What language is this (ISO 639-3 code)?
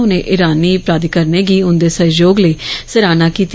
doi